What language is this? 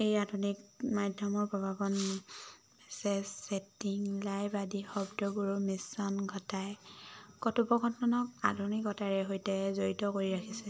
Assamese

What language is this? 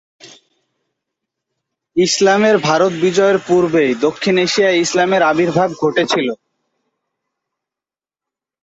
Bangla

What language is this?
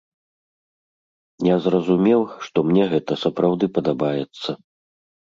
Belarusian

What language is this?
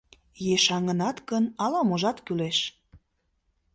Mari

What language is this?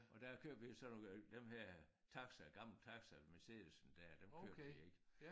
Danish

